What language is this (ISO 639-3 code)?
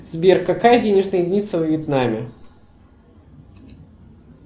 rus